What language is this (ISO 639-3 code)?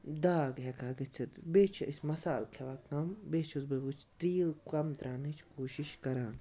kas